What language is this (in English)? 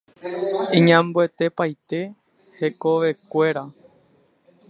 Guarani